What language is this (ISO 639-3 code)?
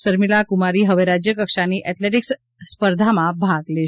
guj